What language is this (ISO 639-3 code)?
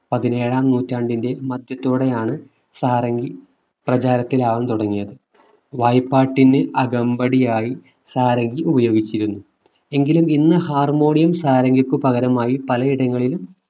mal